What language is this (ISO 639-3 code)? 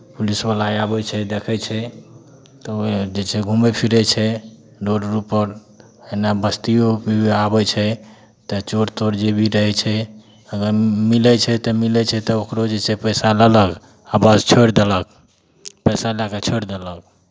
mai